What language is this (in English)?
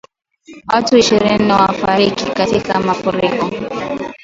Swahili